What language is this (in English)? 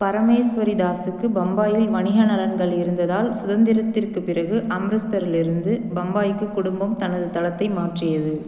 Tamil